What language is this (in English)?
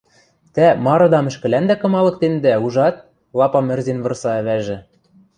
Western Mari